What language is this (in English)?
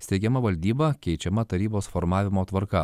Lithuanian